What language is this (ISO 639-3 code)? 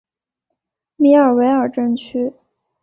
zho